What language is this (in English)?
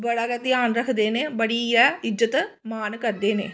Dogri